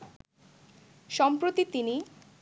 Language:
Bangla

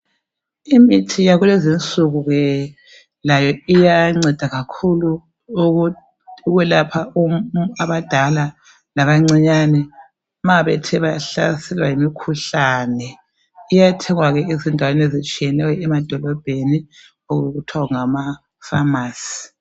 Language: North Ndebele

